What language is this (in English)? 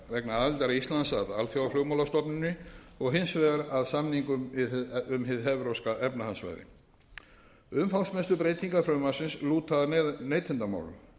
Icelandic